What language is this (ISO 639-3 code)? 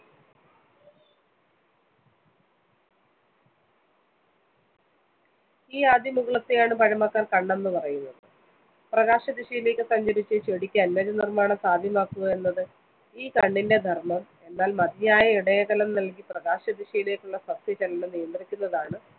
mal